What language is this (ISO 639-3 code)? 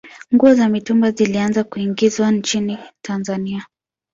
swa